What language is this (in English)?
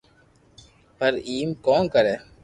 Loarki